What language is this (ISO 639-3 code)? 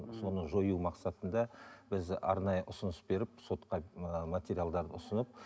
kaz